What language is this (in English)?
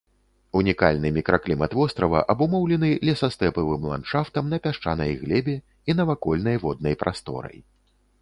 Belarusian